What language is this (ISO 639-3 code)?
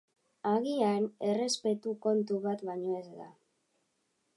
eus